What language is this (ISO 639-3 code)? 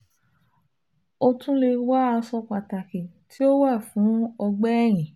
yor